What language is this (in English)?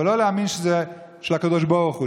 Hebrew